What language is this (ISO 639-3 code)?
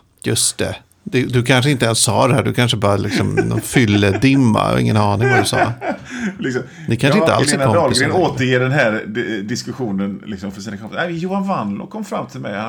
swe